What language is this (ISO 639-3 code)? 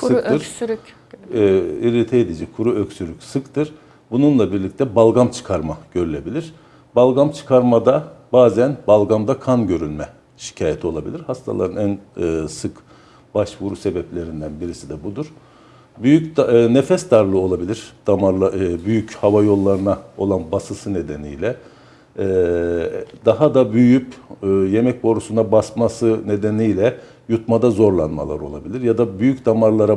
tur